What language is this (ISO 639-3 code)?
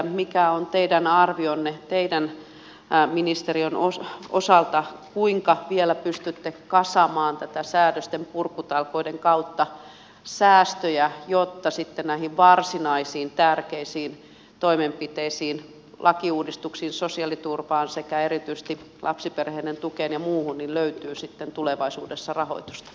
fin